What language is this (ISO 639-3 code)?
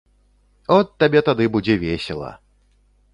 bel